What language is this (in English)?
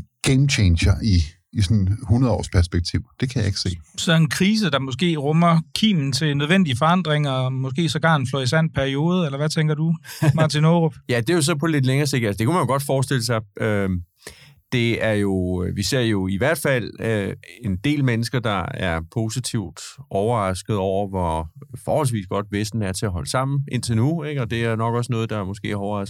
Danish